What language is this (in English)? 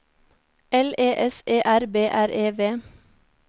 Norwegian